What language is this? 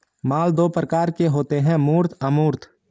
Hindi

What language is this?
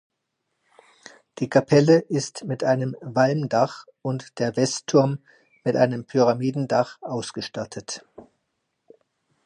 German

